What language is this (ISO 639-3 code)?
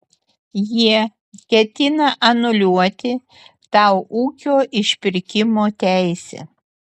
lit